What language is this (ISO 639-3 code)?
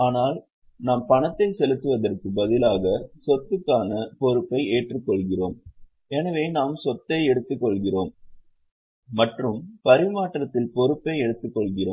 tam